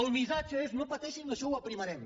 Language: Catalan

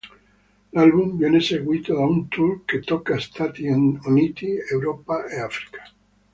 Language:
Italian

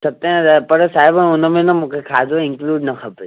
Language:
Sindhi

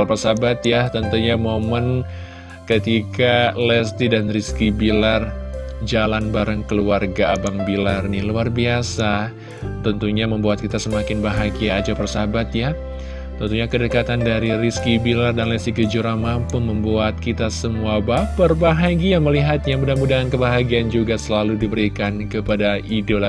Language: Indonesian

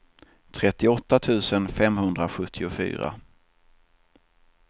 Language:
Swedish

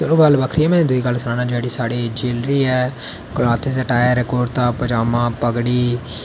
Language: Dogri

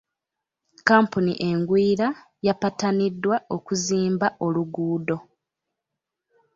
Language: Ganda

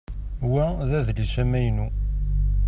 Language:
Kabyle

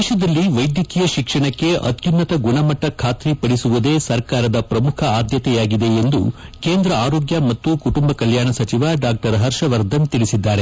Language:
Kannada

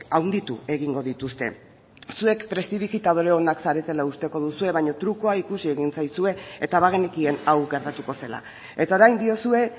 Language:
Basque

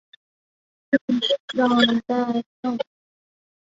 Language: Chinese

